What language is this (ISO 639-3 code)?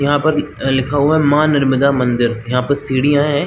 hin